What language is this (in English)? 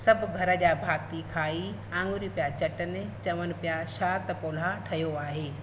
Sindhi